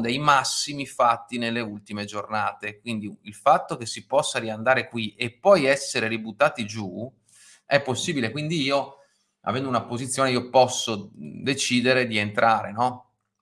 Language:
Italian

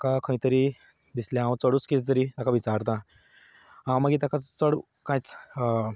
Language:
Konkani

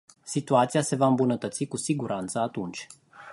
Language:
Romanian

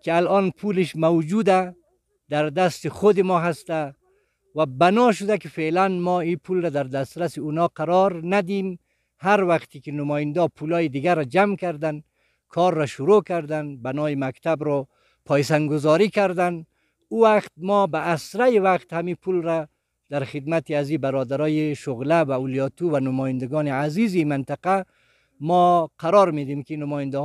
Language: Persian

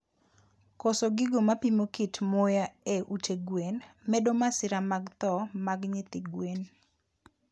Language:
Luo (Kenya and Tanzania)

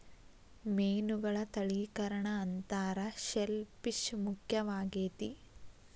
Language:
Kannada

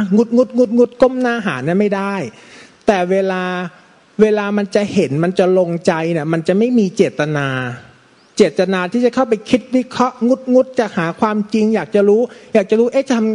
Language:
Thai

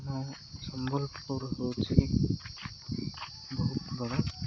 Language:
Odia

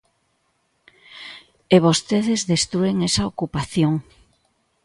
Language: Galician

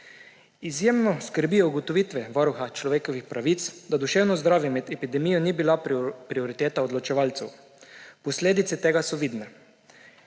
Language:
Slovenian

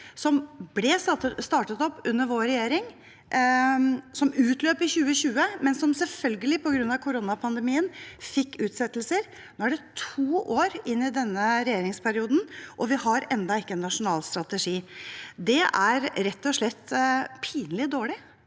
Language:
Norwegian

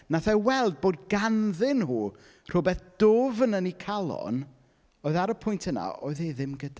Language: Welsh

